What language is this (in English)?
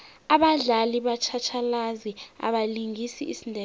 South Ndebele